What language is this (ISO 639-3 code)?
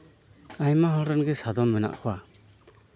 sat